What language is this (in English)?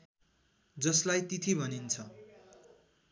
Nepali